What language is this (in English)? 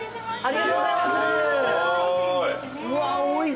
Japanese